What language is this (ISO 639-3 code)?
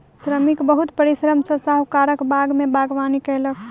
mai